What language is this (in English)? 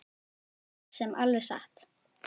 Icelandic